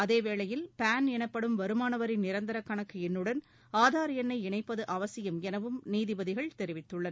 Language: Tamil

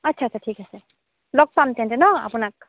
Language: Assamese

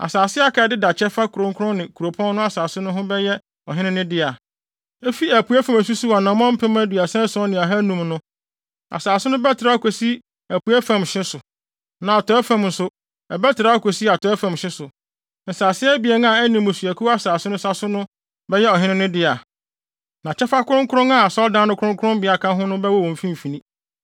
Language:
Akan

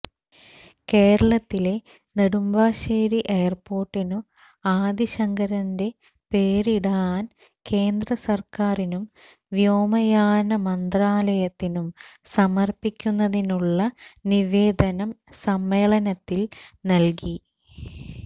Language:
Malayalam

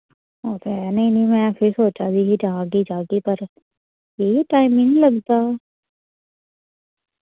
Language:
Dogri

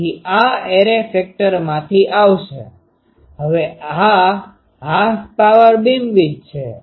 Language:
Gujarati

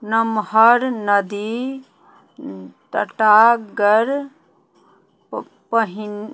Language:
Maithili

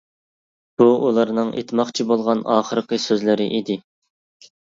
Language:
Uyghur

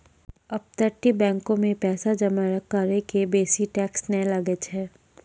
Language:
Maithili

